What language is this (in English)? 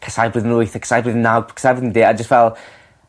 Welsh